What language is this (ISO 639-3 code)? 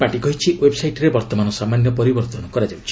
ori